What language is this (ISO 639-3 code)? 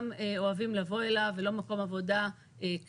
heb